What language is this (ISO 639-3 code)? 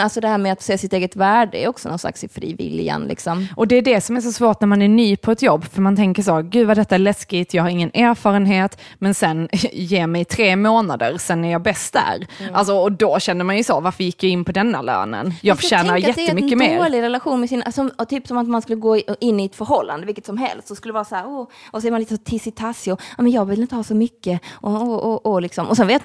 swe